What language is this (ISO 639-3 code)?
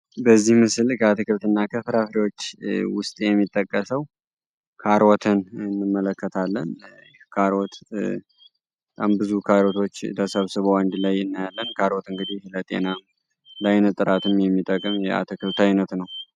amh